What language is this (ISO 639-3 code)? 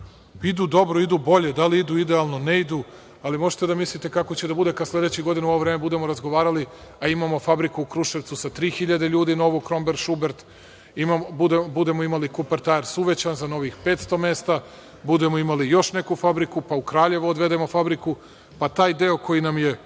srp